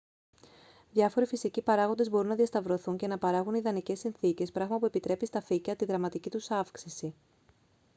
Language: Greek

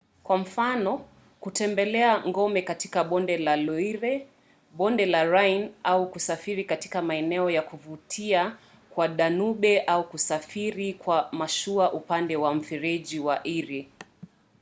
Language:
Swahili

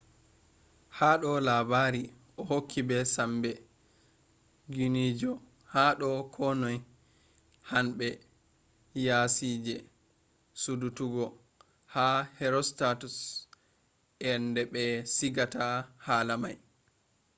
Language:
Fula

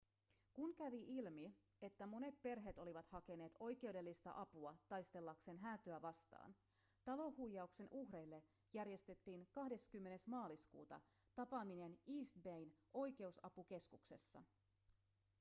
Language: Finnish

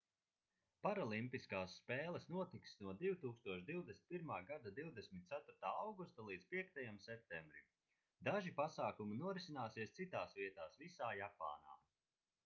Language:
Latvian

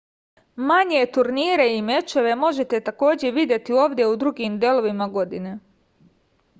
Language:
Serbian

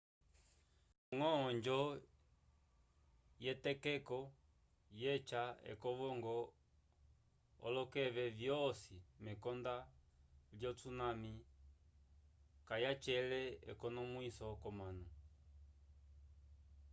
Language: Umbundu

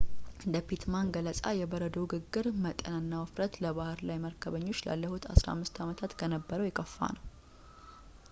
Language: Amharic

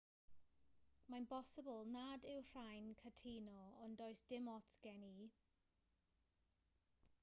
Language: Welsh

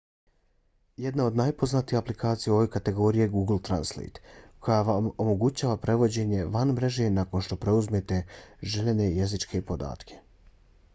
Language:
Bosnian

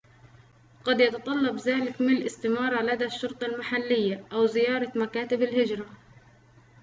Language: Arabic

